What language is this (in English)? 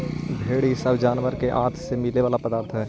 Magahi